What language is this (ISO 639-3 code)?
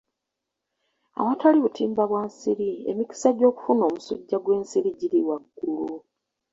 lug